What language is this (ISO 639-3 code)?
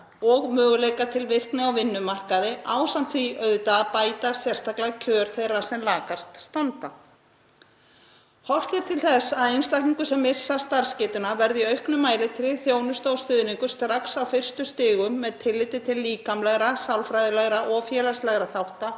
isl